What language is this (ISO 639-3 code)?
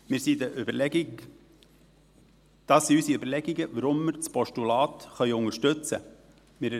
gsw